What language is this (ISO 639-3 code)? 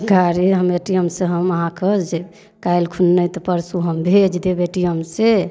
mai